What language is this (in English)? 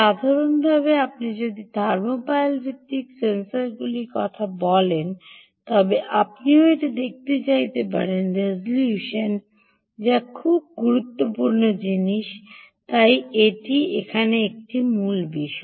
Bangla